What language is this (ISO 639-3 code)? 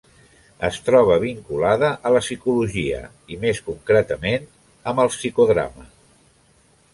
cat